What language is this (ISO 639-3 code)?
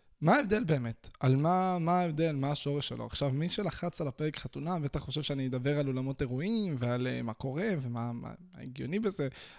heb